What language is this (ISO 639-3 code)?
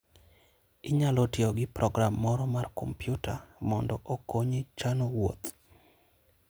luo